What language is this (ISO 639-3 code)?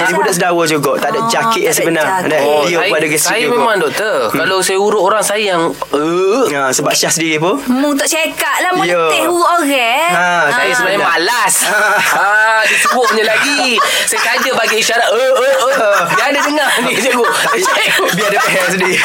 msa